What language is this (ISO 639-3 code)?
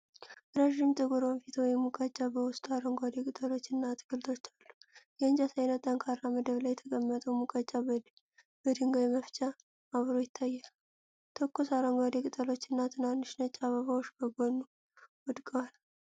amh